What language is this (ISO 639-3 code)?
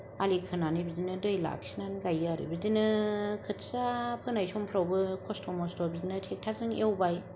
brx